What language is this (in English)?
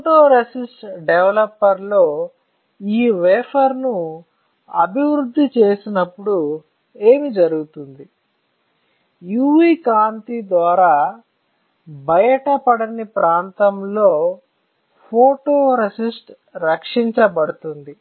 Telugu